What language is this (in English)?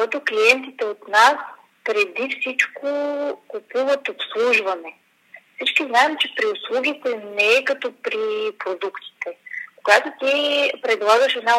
Bulgarian